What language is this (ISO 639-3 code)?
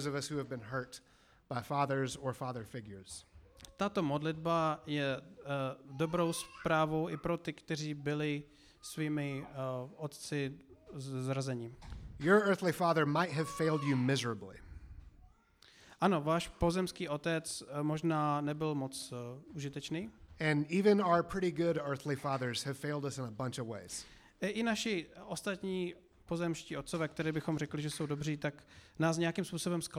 ces